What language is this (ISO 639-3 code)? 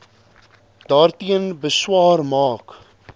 afr